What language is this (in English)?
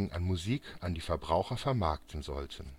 German